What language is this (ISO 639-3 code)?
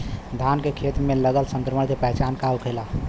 bho